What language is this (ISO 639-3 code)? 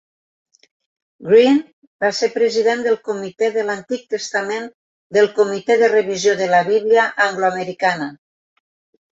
cat